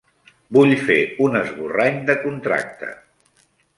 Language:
Catalan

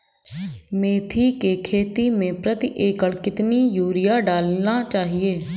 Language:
Hindi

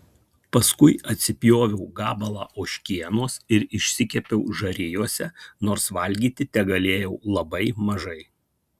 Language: Lithuanian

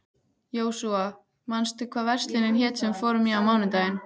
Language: Icelandic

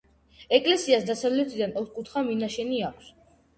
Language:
Georgian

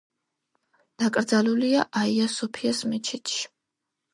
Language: Georgian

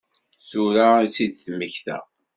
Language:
Kabyle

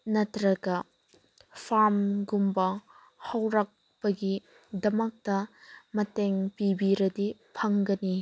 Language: Manipuri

